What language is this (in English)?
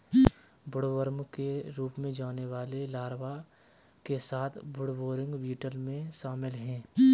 Hindi